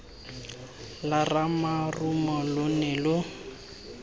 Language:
Tswana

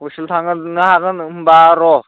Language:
Bodo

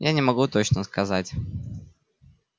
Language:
Russian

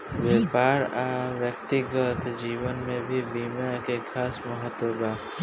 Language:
Bhojpuri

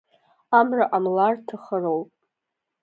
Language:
Abkhazian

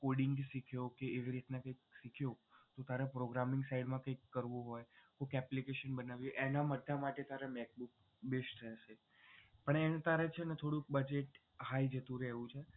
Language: Gujarati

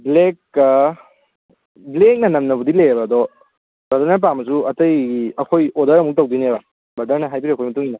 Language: Manipuri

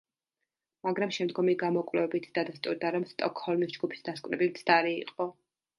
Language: Georgian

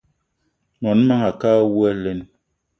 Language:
Eton (Cameroon)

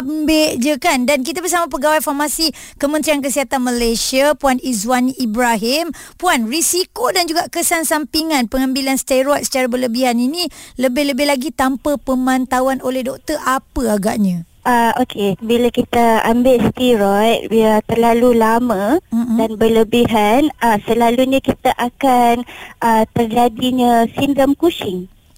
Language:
Malay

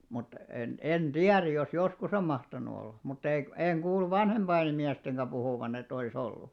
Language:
Finnish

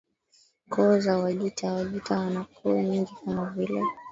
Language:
Swahili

